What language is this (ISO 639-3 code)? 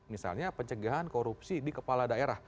ind